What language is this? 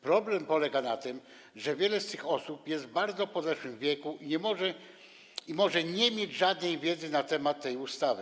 Polish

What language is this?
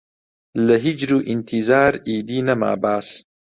Central Kurdish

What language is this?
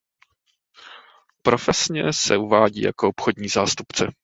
Czech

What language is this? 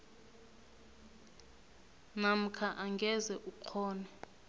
South Ndebele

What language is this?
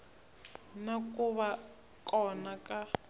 Tsonga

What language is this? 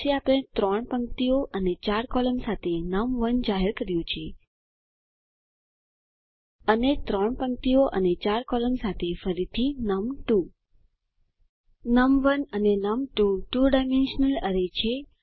Gujarati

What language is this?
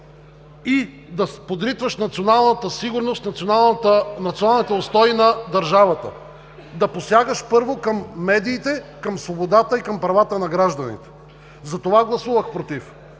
Bulgarian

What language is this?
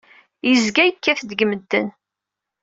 Kabyle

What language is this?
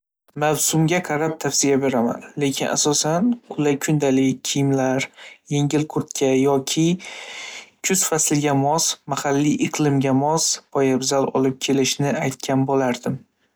Uzbek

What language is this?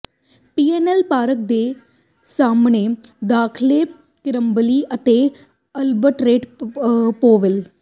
Punjabi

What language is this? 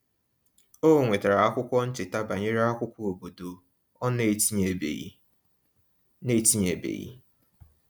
Igbo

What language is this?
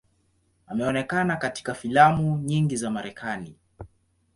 Swahili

